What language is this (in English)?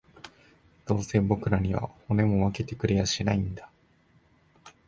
Japanese